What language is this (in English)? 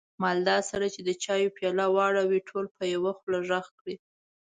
Pashto